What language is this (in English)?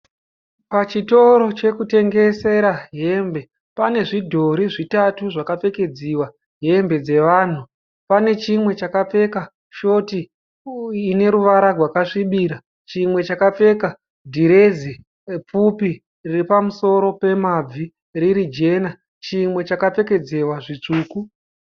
Shona